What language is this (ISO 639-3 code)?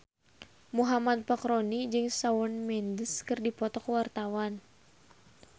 sun